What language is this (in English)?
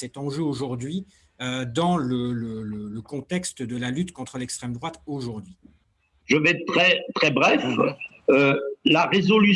French